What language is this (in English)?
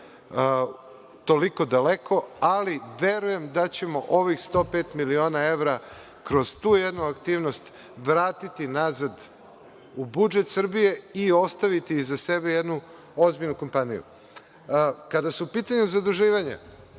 Serbian